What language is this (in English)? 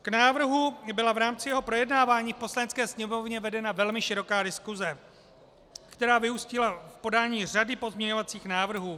Czech